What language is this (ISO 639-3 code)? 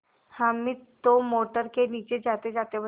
hin